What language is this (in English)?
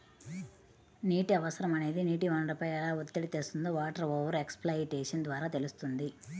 Telugu